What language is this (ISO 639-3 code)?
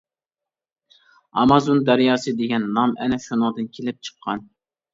uig